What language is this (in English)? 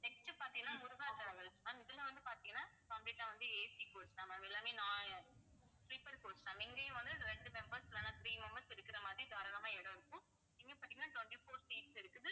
Tamil